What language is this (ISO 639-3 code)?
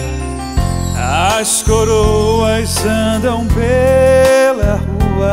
por